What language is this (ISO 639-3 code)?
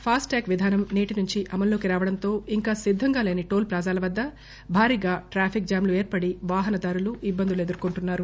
tel